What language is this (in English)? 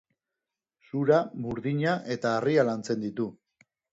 Basque